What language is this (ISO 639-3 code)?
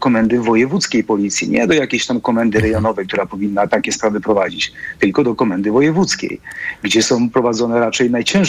pol